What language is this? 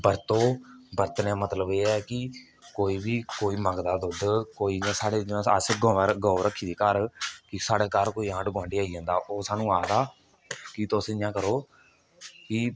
Dogri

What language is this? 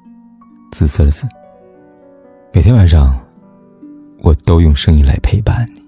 Chinese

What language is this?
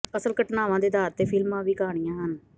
Punjabi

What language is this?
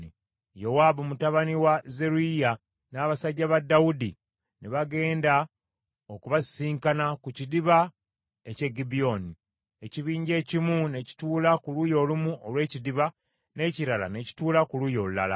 Ganda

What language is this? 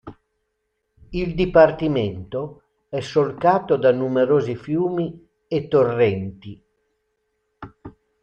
Italian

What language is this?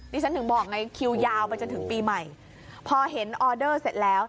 Thai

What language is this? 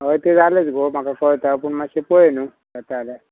Konkani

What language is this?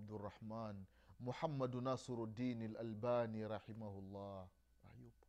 Swahili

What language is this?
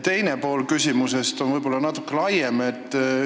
Estonian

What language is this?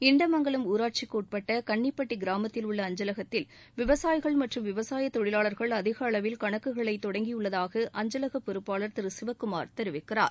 Tamil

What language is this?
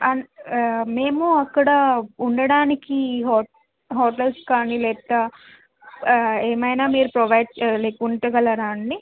Telugu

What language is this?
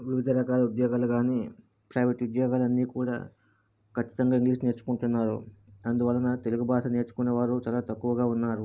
Telugu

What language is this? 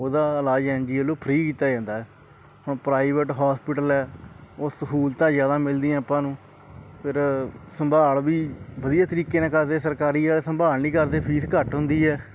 Punjabi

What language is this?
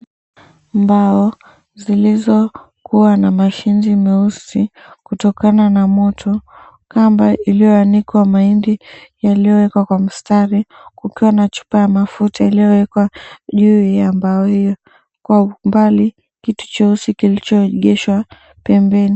Swahili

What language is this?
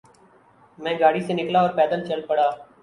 Urdu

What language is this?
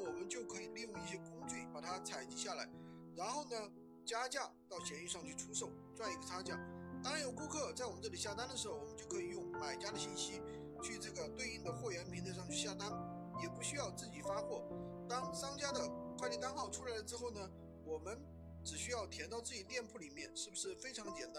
Chinese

